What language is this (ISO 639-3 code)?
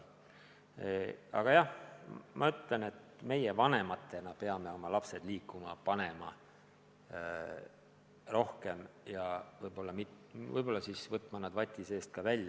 est